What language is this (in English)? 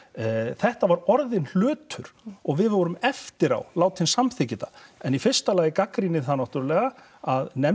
Icelandic